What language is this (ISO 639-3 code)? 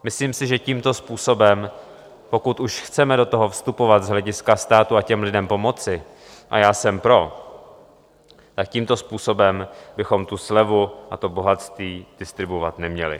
ces